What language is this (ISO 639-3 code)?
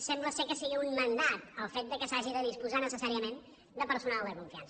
cat